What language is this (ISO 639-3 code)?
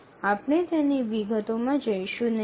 guj